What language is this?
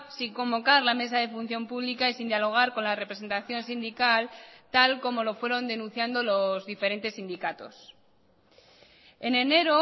Spanish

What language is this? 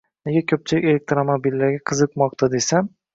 Uzbek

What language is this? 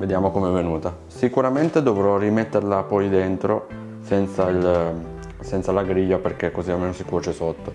Italian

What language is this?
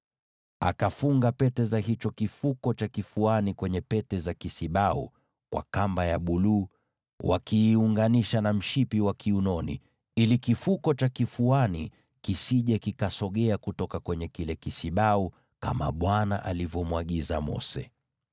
Swahili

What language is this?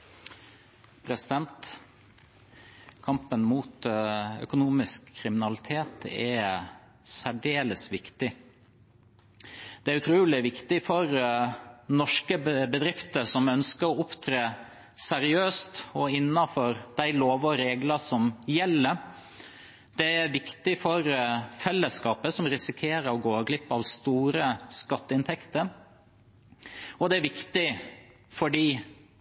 Norwegian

